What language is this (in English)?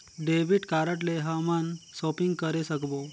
Chhattisgarhi